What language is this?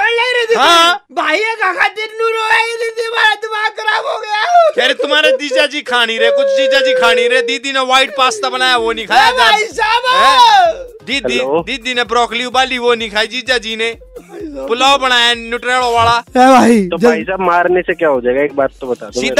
Hindi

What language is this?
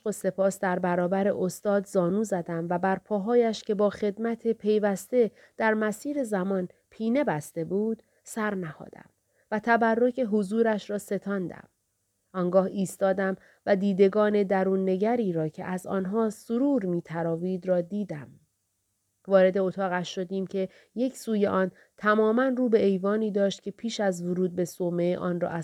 Persian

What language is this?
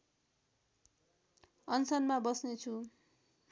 Nepali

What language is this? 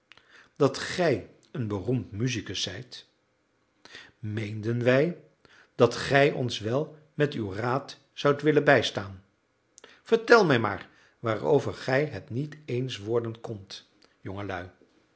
Dutch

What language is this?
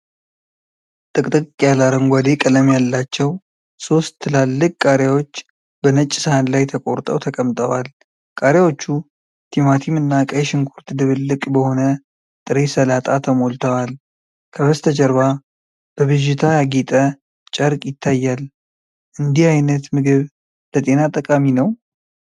Amharic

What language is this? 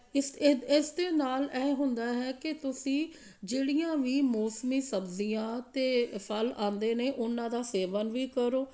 Punjabi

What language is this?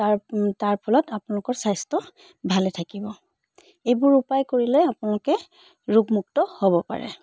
Assamese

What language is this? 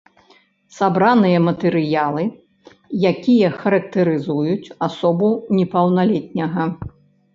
Belarusian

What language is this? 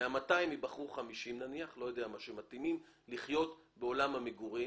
Hebrew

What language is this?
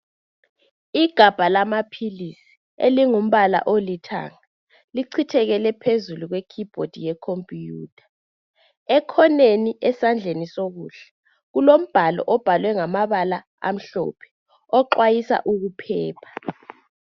North Ndebele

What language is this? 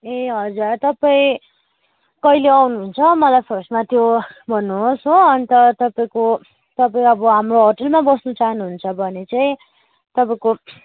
Nepali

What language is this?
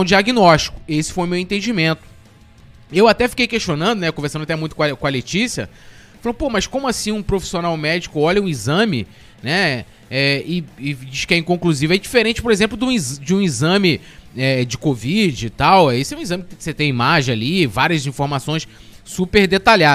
Portuguese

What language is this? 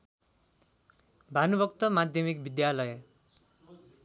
Nepali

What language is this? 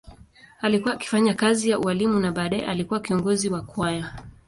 Swahili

